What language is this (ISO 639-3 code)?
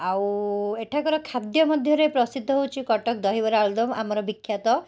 ori